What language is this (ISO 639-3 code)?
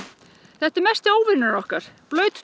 isl